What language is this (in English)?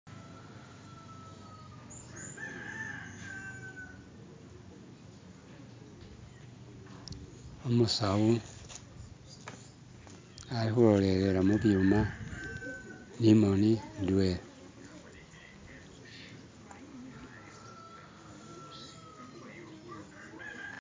Masaaba